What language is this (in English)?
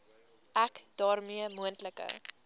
Afrikaans